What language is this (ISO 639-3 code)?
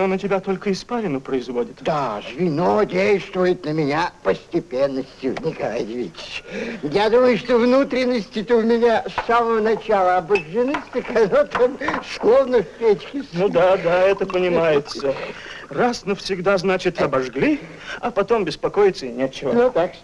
rus